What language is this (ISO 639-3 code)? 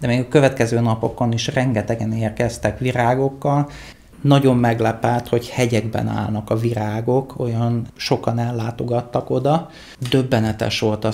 hun